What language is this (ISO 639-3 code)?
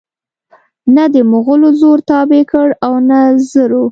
pus